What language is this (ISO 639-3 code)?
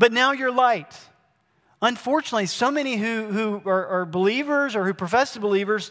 eng